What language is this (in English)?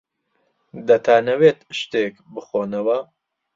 Central Kurdish